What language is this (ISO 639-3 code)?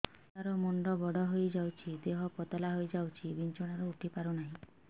ori